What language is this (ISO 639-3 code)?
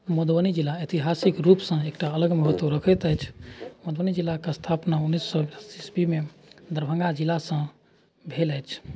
mai